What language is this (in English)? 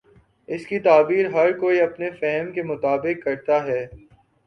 Urdu